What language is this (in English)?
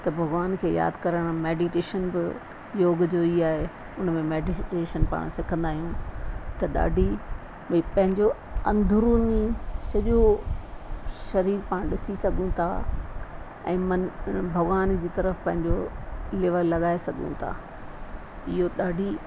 Sindhi